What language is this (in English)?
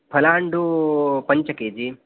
Sanskrit